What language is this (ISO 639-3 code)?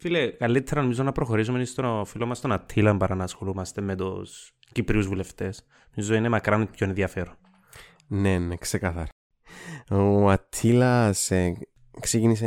ell